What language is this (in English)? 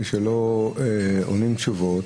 Hebrew